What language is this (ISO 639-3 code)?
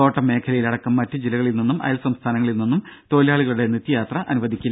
mal